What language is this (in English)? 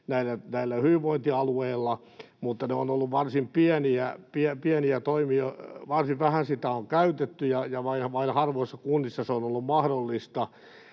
Finnish